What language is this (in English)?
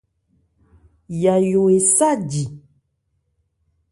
Ebrié